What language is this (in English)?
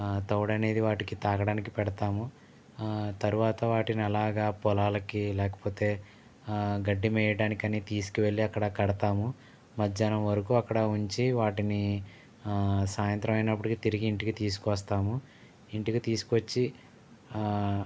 Telugu